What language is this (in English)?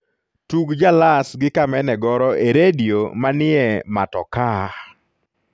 Luo (Kenya and Tanzania)